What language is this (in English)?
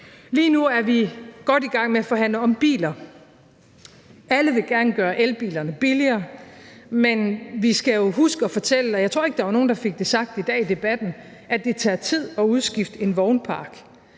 Danish